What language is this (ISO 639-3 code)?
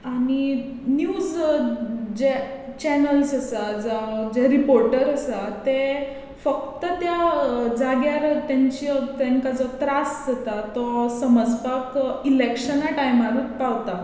kok